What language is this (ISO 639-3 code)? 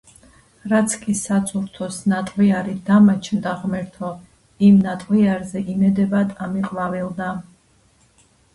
kat